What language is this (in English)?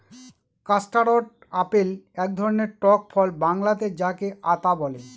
Bangla